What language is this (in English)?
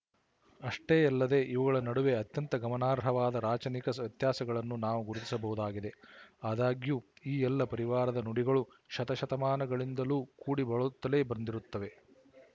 Kannada